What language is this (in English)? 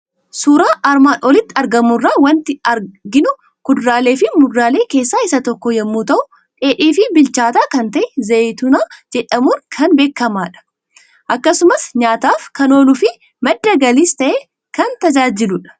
Oromo